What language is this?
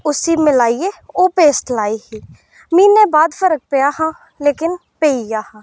Dogri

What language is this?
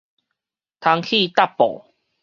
Min Nan Chinese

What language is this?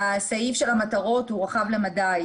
Hebrew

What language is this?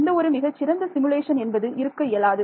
Tamil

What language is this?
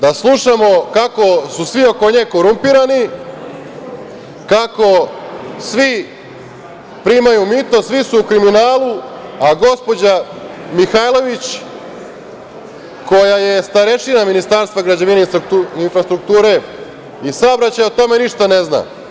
Serbian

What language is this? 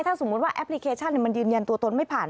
Thai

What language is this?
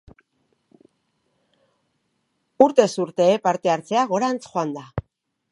Basque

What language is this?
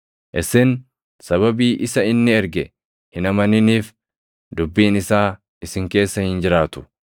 Oromo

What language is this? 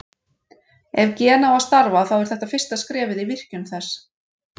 Icelandic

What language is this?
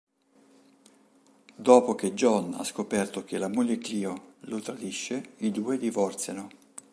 Italian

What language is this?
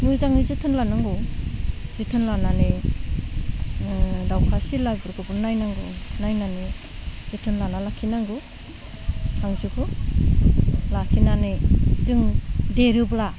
Bodo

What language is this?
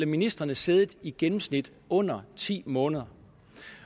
Danish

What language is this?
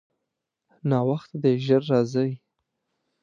Pashto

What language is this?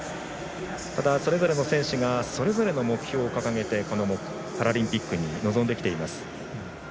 Japanese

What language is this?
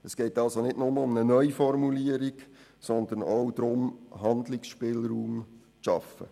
Swiss German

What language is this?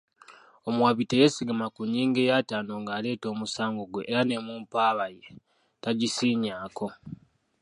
Ganda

